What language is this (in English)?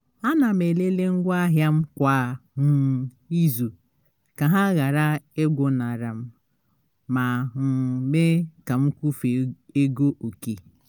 Igbo